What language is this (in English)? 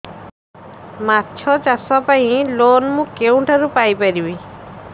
Odia